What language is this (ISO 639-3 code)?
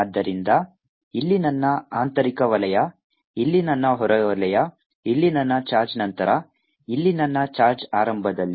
kan